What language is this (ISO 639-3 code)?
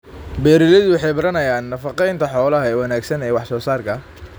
som